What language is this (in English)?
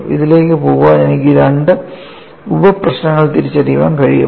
Malayalam